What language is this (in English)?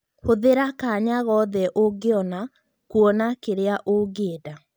Kikuyu